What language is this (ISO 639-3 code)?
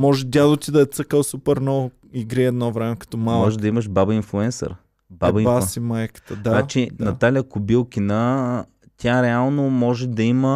bul